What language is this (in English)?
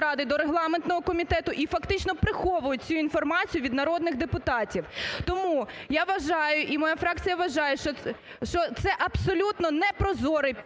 Ukrainian